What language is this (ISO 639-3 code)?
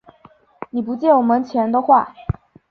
zho